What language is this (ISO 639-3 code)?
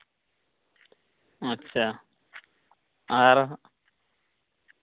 sat